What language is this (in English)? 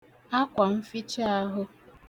Igbo